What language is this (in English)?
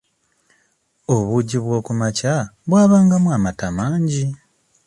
Ganda